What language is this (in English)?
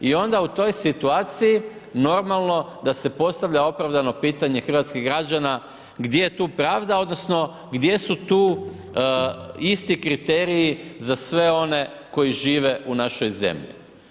Croatian